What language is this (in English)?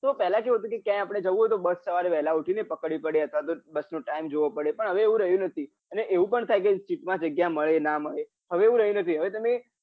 Gujarati